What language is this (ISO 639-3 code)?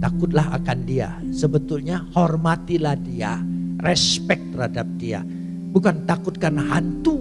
ind